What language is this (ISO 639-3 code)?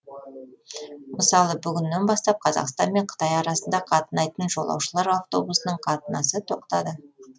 kaz